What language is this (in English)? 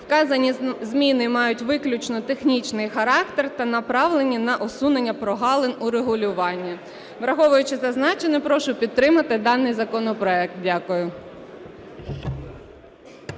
Ukrainian